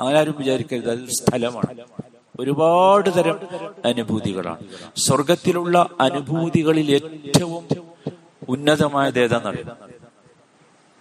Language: Malayalam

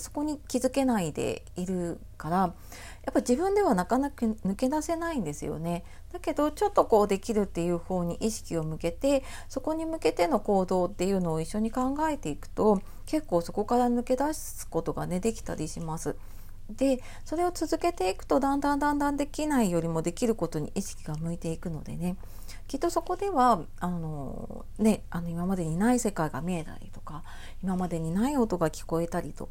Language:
Japanese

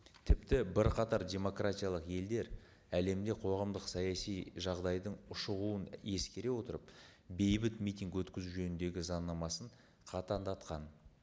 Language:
Kazakh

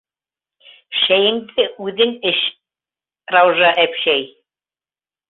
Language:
Bashkir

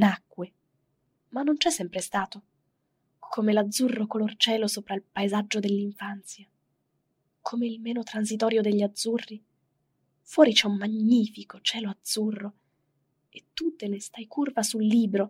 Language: Italian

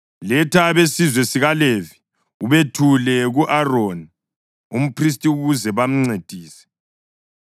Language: North Ndebele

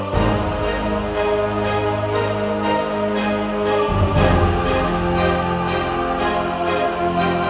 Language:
Indonesian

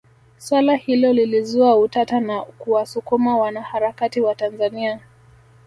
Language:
Swahili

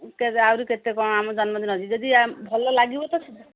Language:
Odia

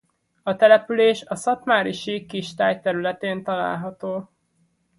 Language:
Hungarian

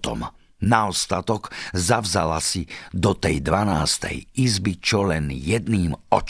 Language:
Slovak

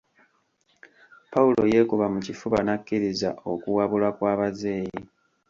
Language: Ganda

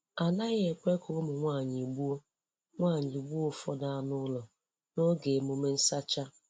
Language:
Igbo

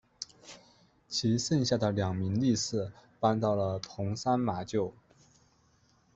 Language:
Chinese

